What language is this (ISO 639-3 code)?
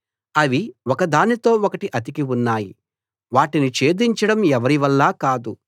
tel